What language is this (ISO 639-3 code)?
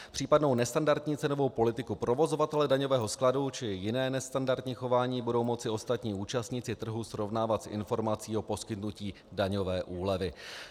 ces